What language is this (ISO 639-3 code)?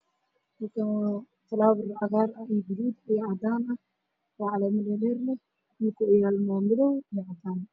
som